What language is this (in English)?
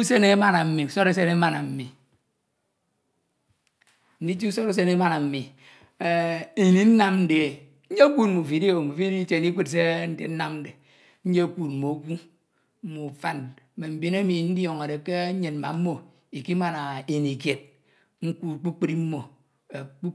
Ito